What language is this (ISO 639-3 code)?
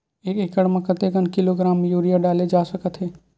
hne